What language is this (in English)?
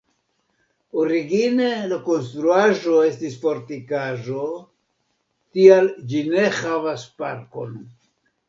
Esperanto